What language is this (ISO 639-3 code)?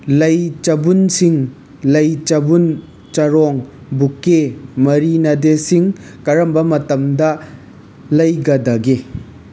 mni